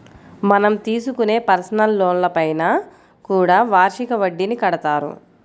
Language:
Telugu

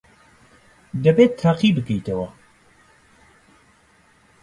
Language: Central Kurdish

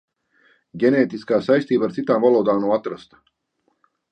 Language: Latvian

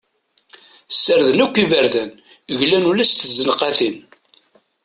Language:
Kabyle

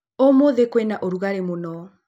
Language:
Kikuyu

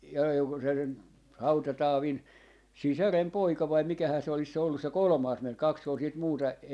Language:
Finnish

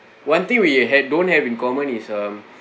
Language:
English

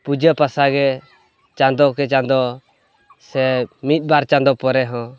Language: Santali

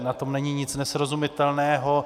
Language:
Czech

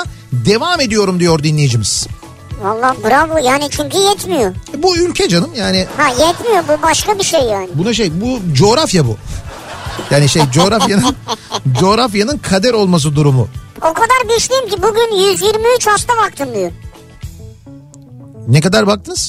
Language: Turkish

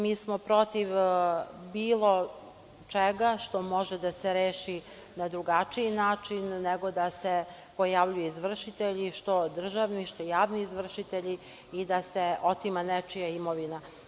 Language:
Serbian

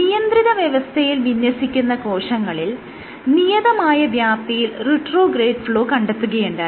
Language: Malayalam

